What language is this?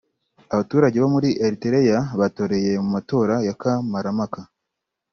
Kinyarwanda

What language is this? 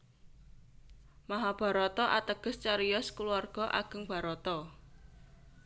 Javanese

